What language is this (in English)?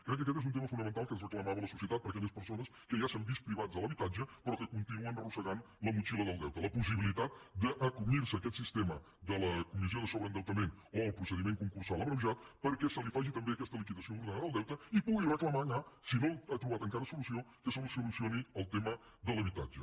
Catalan